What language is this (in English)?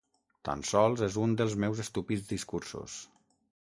Catalan